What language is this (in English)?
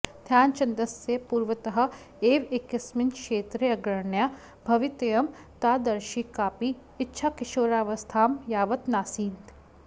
Sanskrit